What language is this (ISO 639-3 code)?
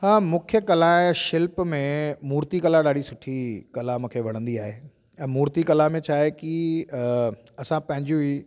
snd